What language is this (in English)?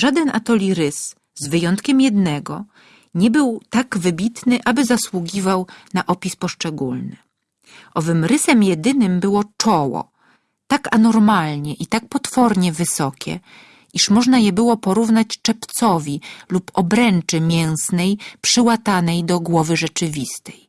Polish